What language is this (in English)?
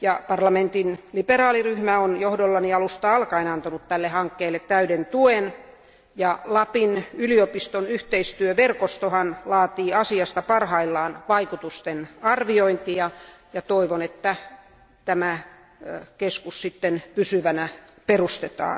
Finnish